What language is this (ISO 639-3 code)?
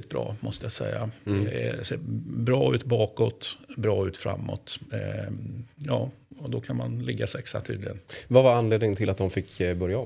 swe